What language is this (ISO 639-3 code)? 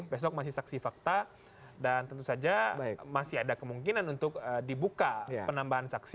ind